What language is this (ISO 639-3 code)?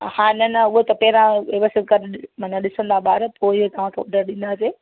snd